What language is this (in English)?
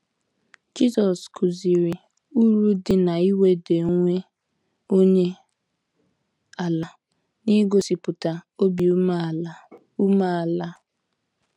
Igbo